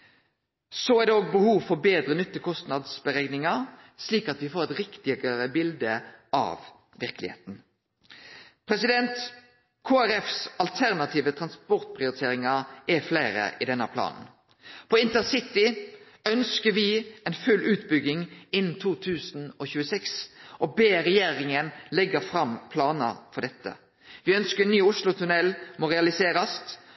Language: Norwegian Nynorsk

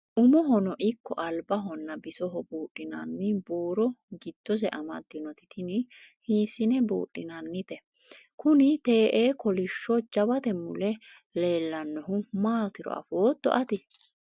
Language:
Sidamo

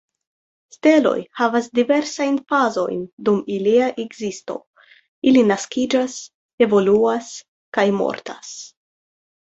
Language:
Esperanto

